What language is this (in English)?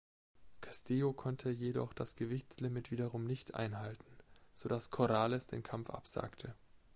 German